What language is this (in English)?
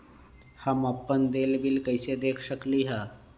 Magahi